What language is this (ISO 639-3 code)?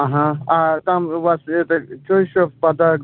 rus